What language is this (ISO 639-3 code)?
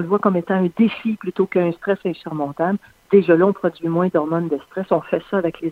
fra